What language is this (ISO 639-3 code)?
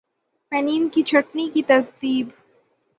urd